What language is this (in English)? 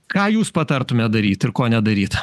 Lithuanian